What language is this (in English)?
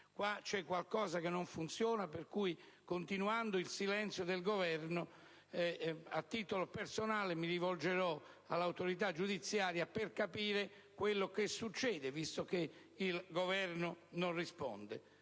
Italian